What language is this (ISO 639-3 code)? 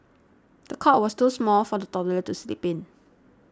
eng